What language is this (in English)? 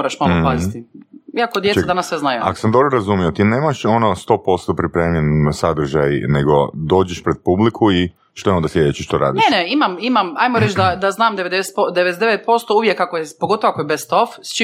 Croatian